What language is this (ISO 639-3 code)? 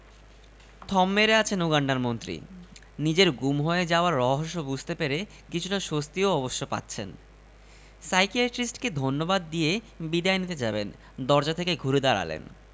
ben